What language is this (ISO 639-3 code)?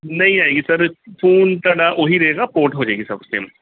pan